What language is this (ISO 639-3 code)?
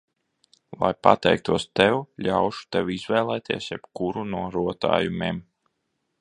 lav